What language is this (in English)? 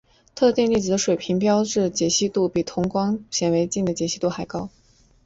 Chinese